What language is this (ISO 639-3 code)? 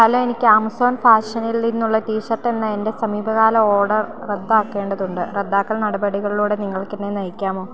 mal